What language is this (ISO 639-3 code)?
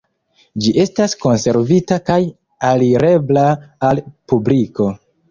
epo